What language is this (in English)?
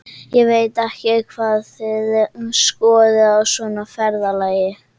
Icelandic